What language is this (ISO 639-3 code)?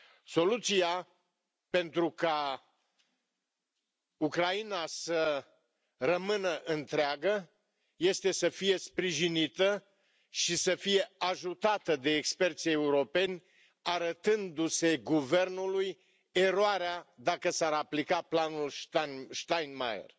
ron